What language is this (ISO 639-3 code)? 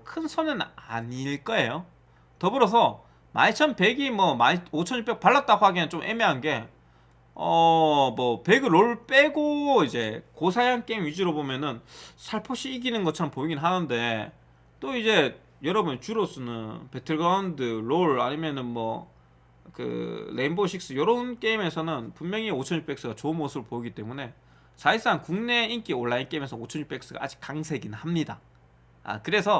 kor